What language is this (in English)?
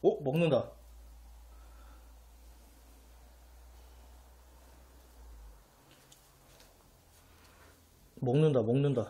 Korean